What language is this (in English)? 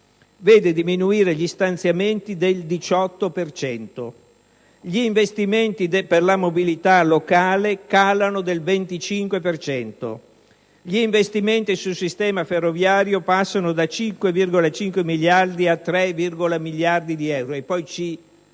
Italian